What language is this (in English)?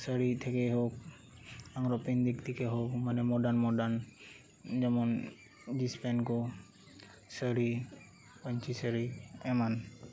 Santali